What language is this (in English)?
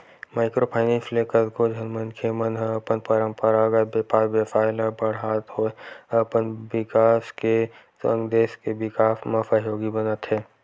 Chhattisgarhi